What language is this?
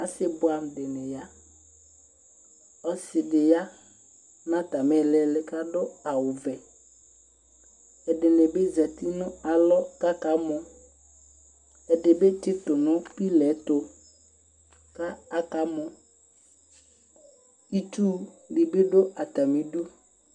Ikposo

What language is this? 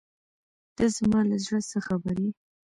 Pashto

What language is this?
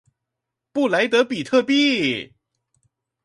Chinese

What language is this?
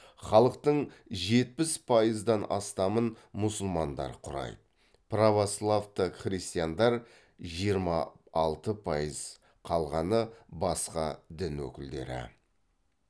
Kazakh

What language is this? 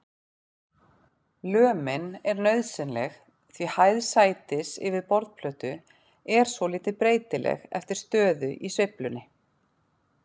Icelandic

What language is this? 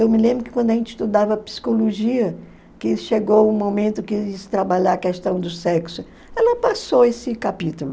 Portuguese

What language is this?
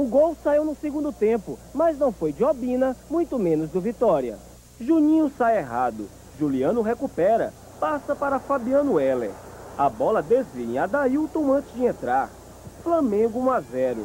Portuguese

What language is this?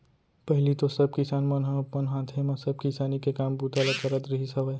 Chhattisgarhi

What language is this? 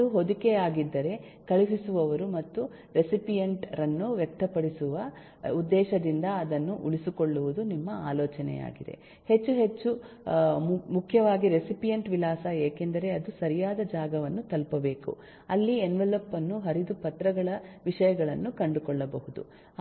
Kannada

